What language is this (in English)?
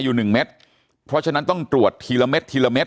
Thai